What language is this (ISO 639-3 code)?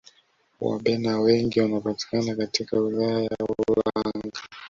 swa